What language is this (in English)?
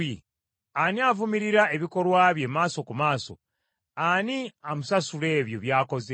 Ganda